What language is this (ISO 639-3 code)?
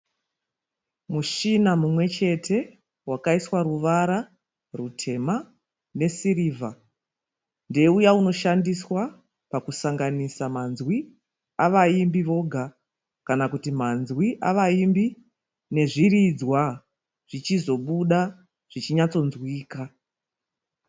sna